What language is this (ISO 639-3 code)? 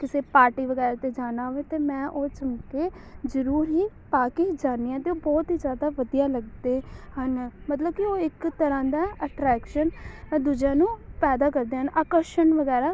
pan